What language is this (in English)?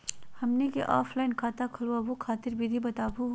Magahi